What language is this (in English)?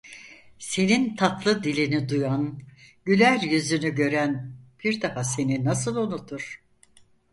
Turkish